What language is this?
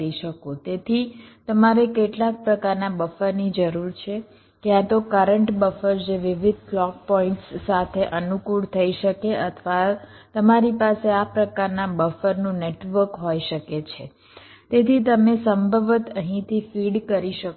Gujarati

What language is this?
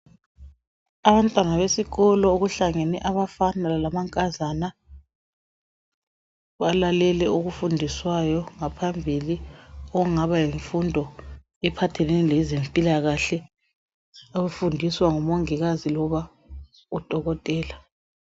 North Ndebele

